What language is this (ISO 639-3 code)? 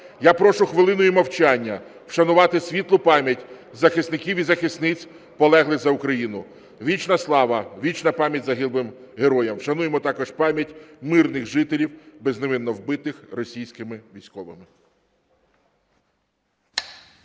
ukr